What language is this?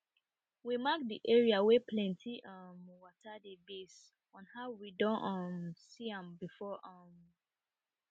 Nigerian Pidgin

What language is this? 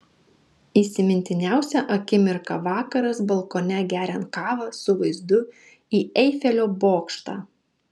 Lithuanian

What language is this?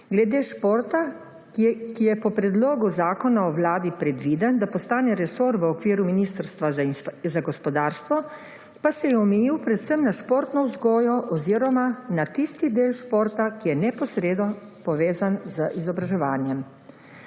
Slovenian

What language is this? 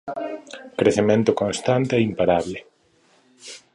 Galician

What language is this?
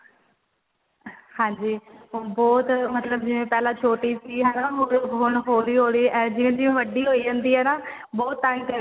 Punjabi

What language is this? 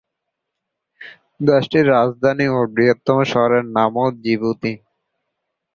Bangla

